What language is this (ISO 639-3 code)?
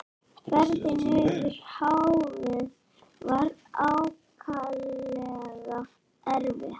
isl